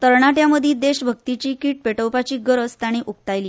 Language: Konkani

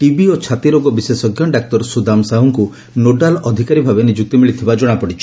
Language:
Odia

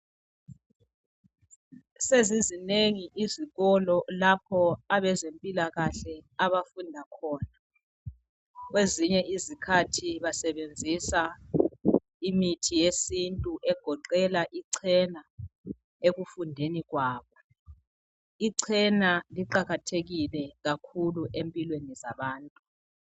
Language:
North Ndebele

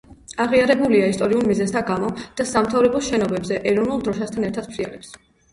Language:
Georgian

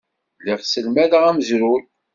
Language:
Kabyle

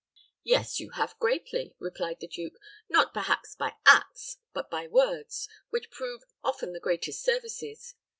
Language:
English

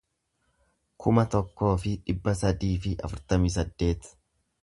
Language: Oromo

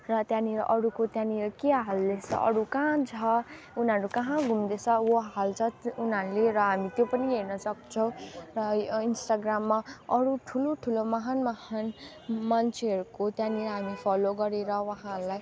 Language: Nepali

